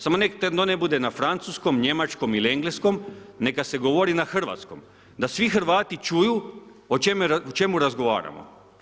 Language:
Croatian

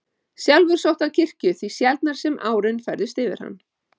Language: Icelandic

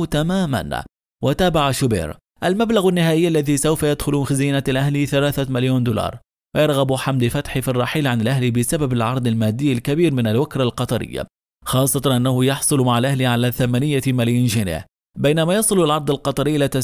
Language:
Arabic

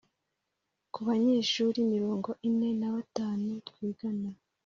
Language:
Kinyarwanda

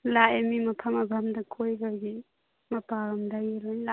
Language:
Manipuri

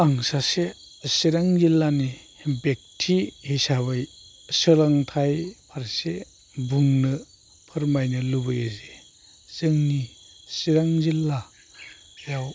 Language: Bodo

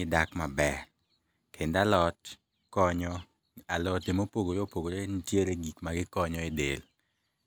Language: Luo (Kenya and Tanzania)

